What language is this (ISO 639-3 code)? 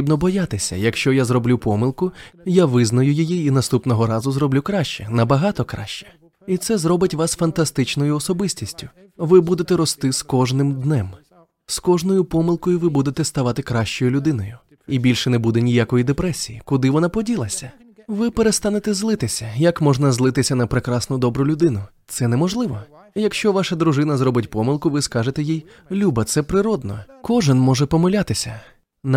ukr